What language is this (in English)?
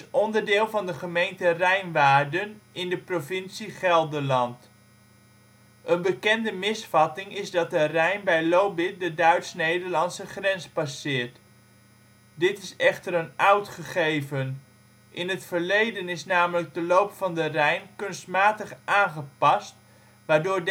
Dutch